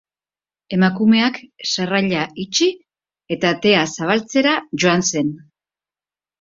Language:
Basque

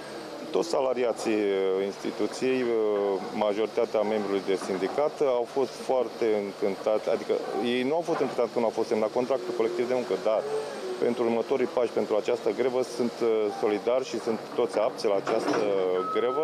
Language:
Romanian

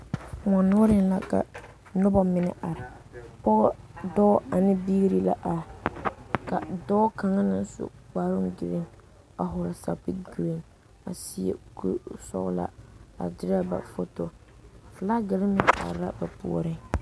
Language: Southern Dagaare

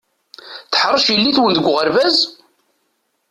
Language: Kabyle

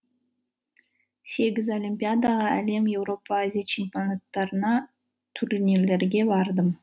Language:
Kazakh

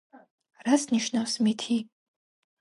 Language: Georgian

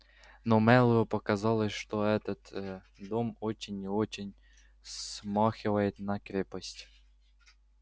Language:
Russian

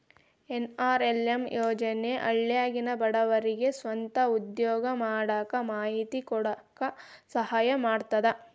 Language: Kannada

